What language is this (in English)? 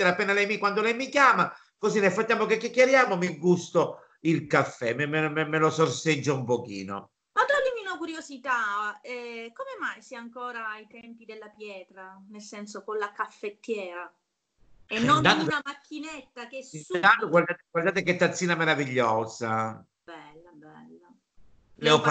Italian